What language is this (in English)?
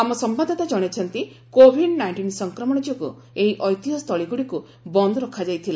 Odia